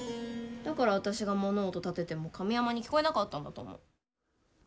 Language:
Japanese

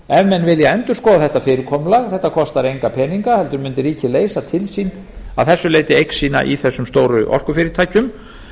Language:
Icelandic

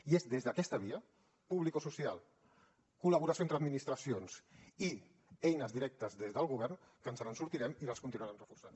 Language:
Catalan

